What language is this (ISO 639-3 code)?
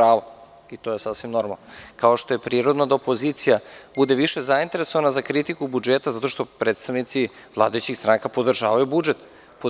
srp